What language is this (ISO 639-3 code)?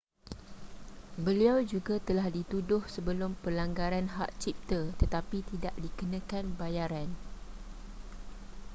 msa